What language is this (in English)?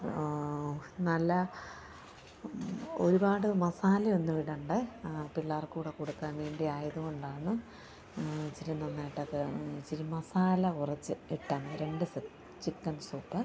Malayalam